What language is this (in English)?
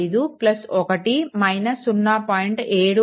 Telugu